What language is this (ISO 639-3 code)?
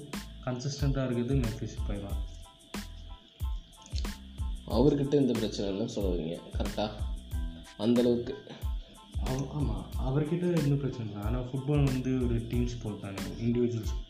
tam